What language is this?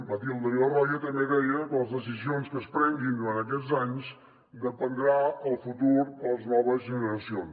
Catalan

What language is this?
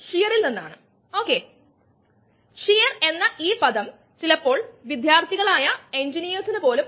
Malayalam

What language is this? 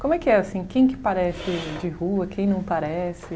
Portuguese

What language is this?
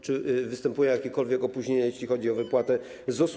Polish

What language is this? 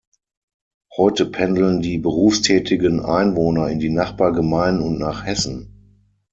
German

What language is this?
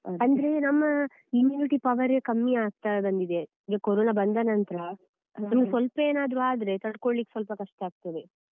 Kannada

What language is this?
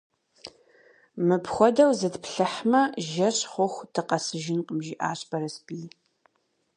Kabardian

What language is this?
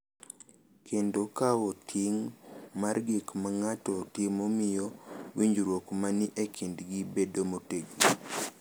Luo (Kenya and Tanzania)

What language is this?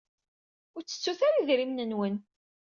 Kabyle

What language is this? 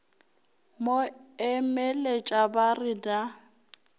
Northern Sotho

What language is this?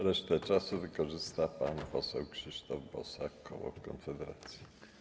Polish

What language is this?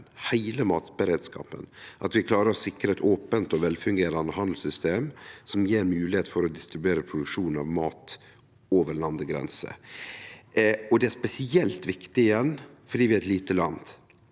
Norwegian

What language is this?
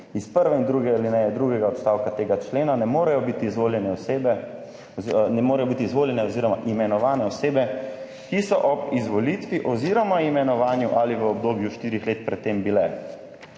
Slovenian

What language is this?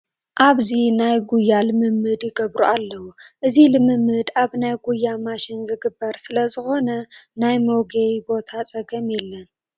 Tigrinya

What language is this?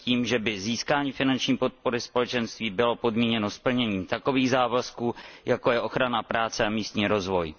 Czech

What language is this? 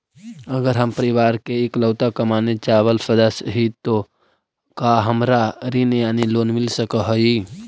Magahi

